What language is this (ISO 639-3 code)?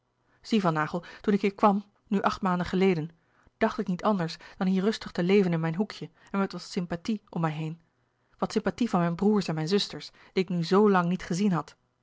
nld